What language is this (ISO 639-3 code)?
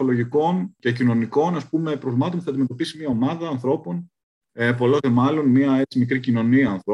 ell